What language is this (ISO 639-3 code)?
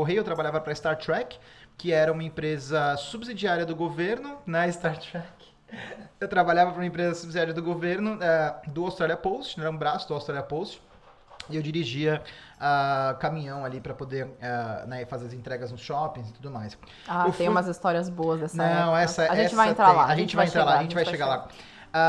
por